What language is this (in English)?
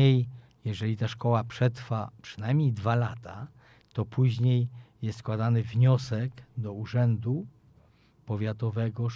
Polish